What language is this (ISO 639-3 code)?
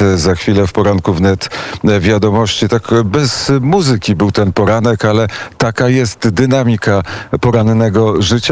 pol